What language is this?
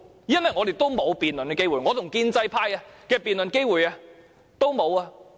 Cantonese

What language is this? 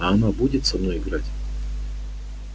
Russian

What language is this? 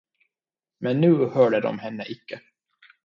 Swedish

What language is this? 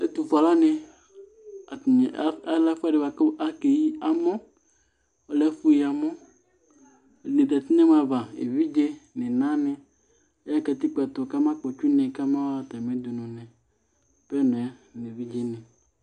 Ikposo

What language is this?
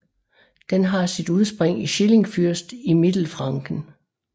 Danish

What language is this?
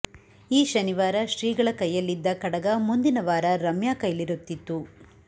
Kannada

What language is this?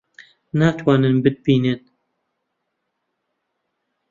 Central Kurdish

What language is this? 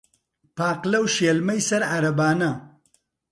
Central Kurdish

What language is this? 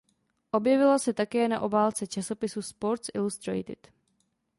Czech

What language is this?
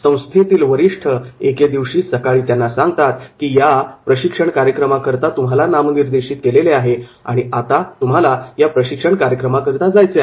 Marathi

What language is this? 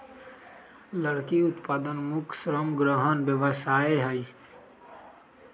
Magahi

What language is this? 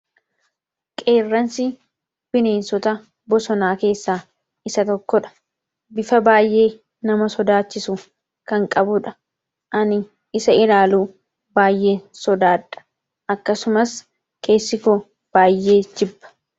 Oromo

